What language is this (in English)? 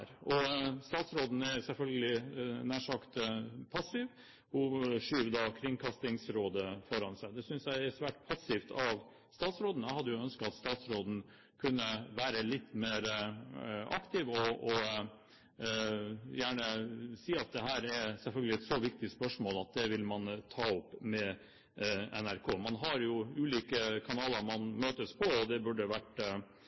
Norwegian Bokmål